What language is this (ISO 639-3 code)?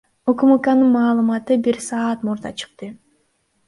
kir